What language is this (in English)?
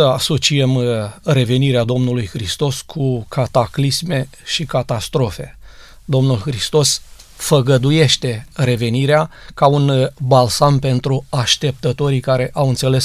Romanian